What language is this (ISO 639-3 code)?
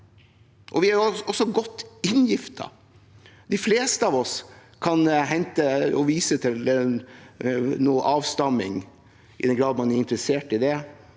nor